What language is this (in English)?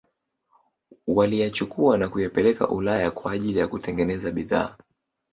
Swahili